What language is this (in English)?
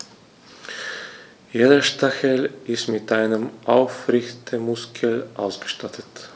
German